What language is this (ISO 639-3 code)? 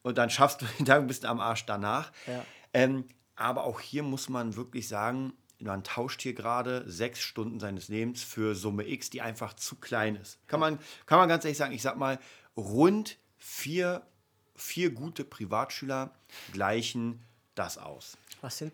deu